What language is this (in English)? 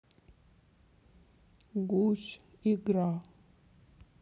Russian